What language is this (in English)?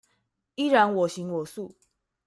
Chinese